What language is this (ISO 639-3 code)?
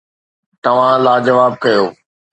snd